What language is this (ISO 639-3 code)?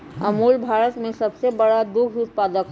mag